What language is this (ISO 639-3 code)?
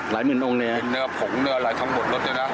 tha